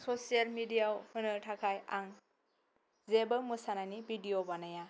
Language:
Bodo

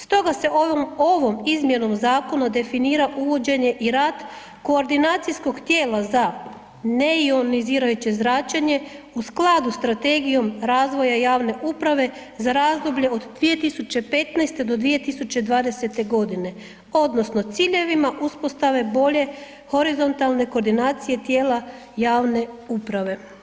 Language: Croatian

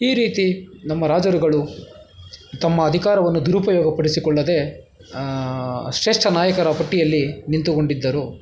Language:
Kannada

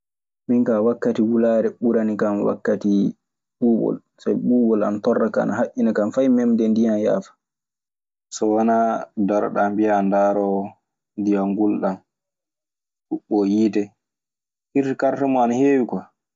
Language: Maasina Fulfulde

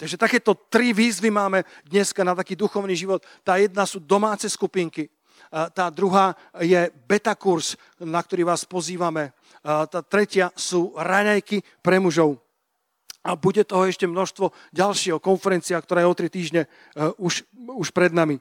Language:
Slovak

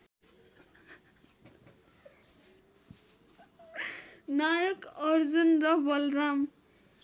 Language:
Nepali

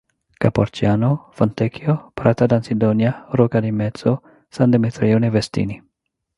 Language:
French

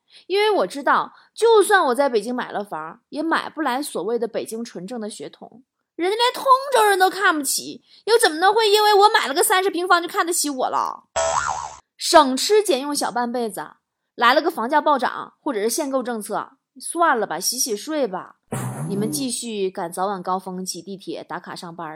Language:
Chinese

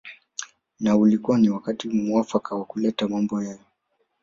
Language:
Swahili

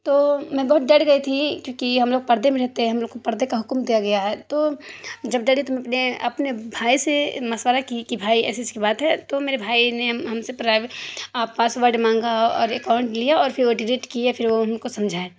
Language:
Urdu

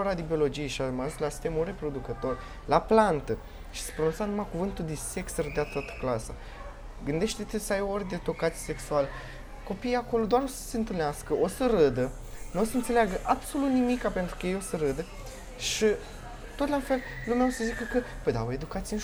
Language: Romanian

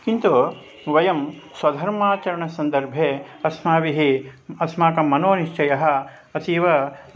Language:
Sanskrit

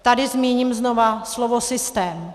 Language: Czech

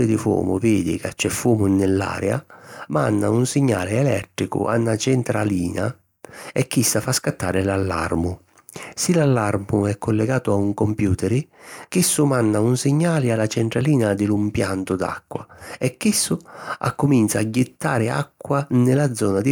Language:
Sicilian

